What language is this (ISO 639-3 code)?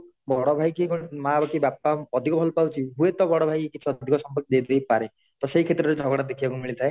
ori